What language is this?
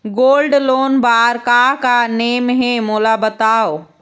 Chhattisgarhi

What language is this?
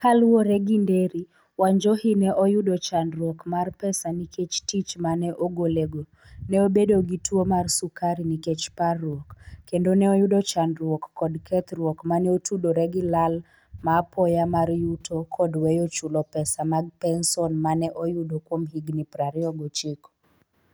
Luo (Kenya and Tanzania)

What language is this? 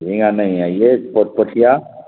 Urdu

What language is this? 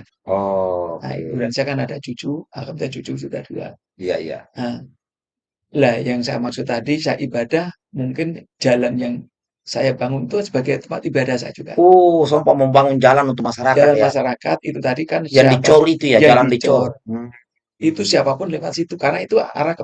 Indonesian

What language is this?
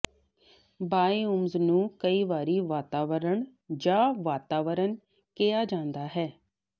Punjabi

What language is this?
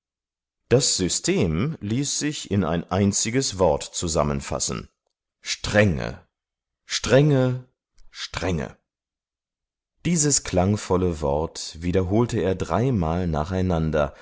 German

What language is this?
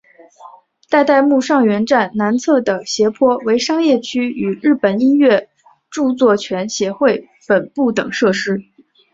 Chinese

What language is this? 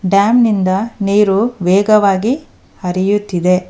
Kannada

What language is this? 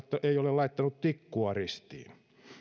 Finnish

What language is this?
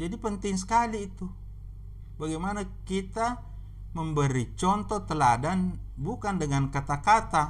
Indonesian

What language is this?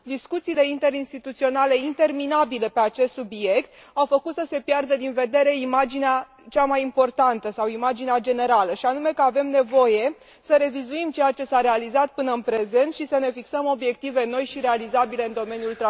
Romanian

